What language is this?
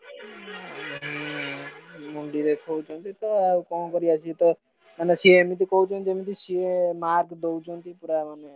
Odia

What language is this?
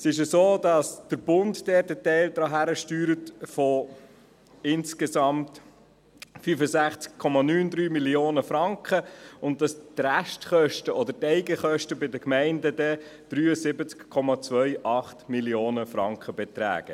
Swiss German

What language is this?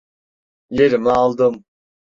Turkish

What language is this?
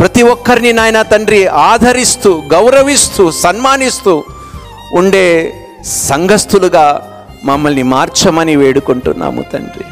Telugu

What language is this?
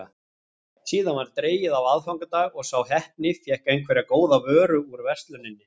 Icelandic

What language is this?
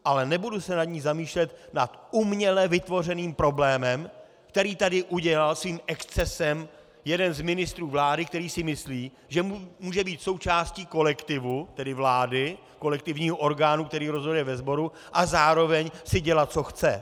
Czech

